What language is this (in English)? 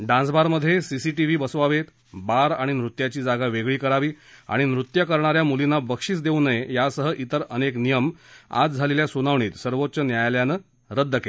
Marathi